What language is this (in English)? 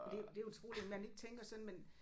Danish